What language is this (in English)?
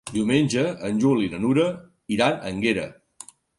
Catalan